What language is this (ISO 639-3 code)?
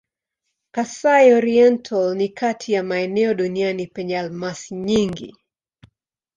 swa